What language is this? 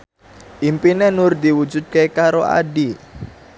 Javanese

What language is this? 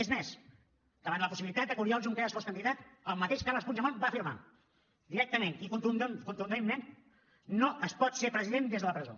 Catalan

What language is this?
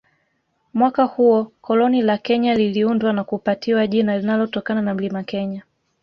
Swahili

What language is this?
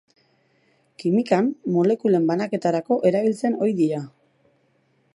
Basque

